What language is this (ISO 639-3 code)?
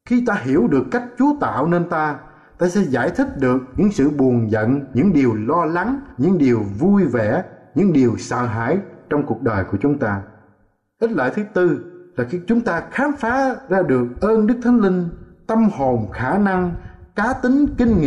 vie